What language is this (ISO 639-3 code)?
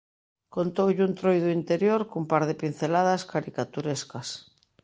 glg